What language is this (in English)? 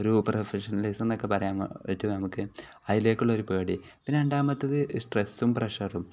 Malayalam